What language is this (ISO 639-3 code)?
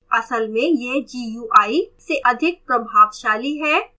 hin